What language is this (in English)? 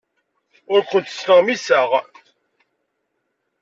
Kabyle